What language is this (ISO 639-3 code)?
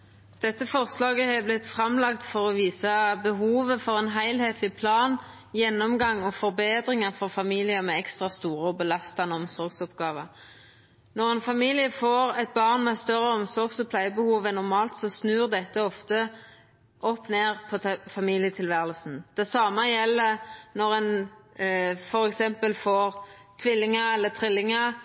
nno